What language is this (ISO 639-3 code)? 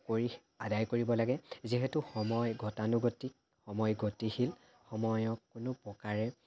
asm